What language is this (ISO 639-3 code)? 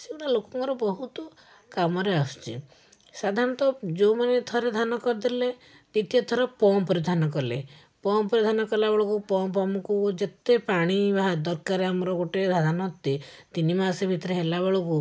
ori